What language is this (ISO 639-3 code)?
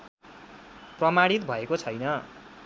nep